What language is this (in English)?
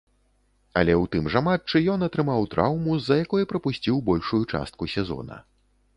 Belarusian